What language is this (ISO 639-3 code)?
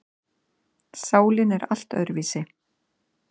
isl